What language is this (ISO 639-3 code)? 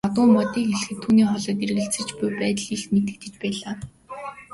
mon